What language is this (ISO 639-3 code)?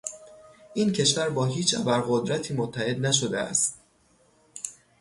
fas